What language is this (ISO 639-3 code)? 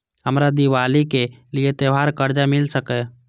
mai